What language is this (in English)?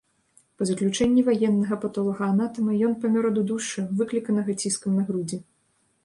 Belarusian